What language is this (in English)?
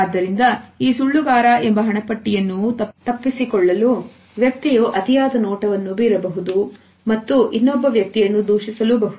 Kannada